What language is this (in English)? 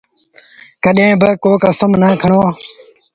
Sindhi Bhil